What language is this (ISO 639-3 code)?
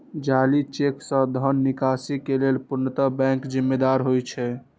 mai